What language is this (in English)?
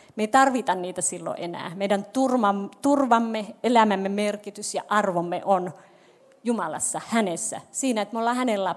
Finnish